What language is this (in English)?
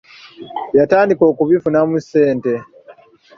Ganda